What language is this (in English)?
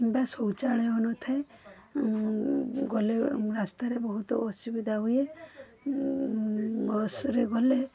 Odia